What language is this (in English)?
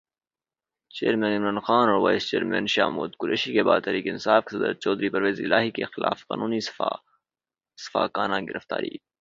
Urdu